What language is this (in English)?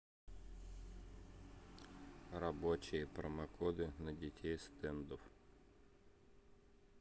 Russian